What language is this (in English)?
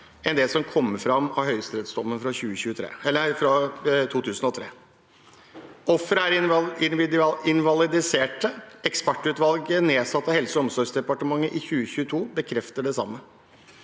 Norwegian